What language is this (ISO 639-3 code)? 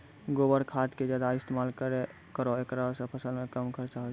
mai